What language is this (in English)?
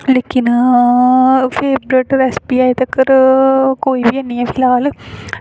Dogri